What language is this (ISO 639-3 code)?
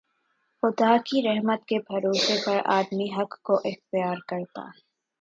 urd